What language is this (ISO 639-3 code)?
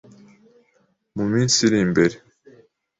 kin